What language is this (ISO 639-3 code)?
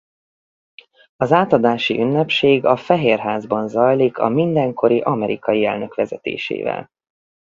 hun